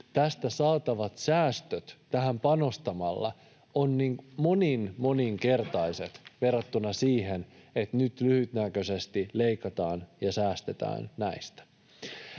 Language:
Finnish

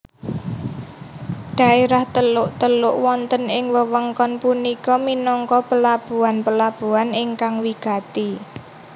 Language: Javanese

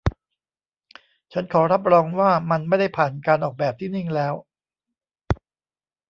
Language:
Thai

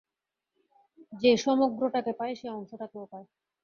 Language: Bangla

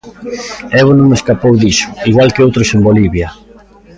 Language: Galician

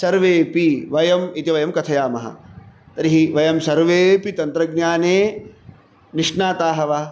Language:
Sanskrit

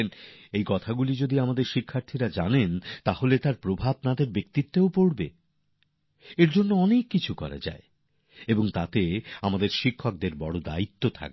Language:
Bangla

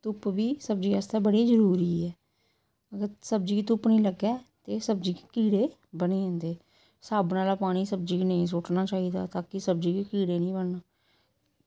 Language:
Dogri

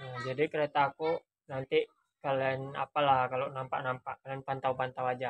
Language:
Indonesian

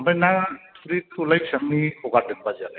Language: Bodo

